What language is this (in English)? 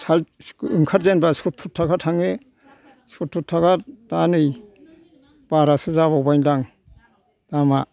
Bodo